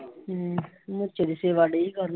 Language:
Punjabi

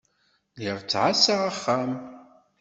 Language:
Kabyle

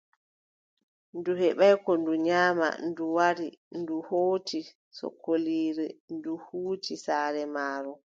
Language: Adamawa Fulfulde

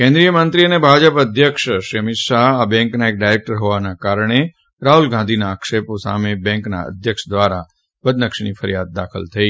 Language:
Gujarati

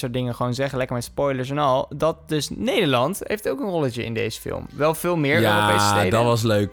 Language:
Dutch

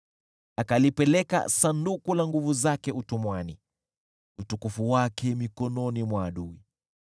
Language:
Swahili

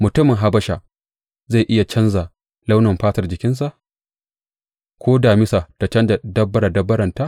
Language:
Hausa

